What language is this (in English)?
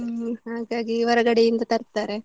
Kannada